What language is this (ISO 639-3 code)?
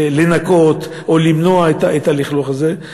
heb